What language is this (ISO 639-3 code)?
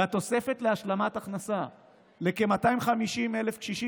heb